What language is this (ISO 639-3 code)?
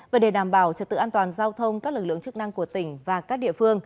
vie